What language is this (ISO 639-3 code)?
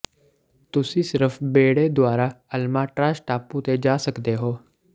pan